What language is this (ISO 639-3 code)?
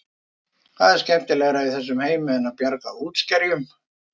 isl